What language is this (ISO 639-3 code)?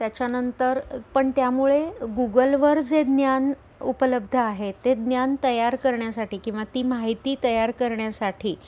mar